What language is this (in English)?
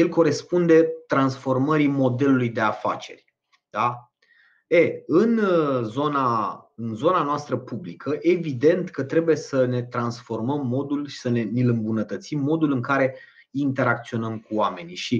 Romanian